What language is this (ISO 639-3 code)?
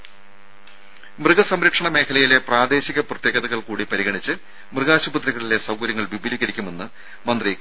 mal